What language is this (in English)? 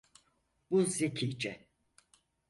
Turkish